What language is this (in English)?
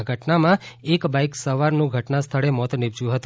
Gujarati